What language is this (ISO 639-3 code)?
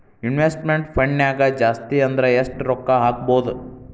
kan